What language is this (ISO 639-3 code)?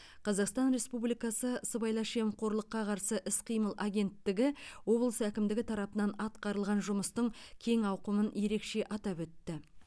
kaz